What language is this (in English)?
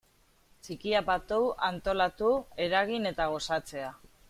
Basque